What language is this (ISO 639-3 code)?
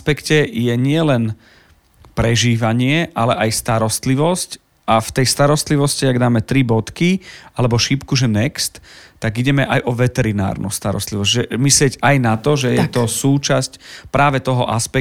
slk